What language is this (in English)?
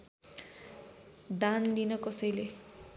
Nepali